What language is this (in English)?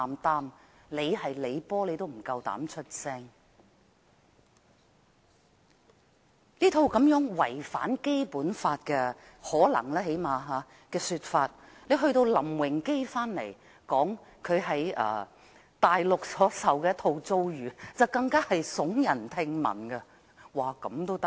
Cantonese